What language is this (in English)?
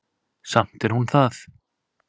Icelandic